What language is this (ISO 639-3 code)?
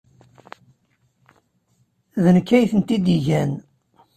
kab